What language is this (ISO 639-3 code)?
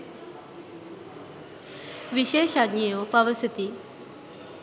sin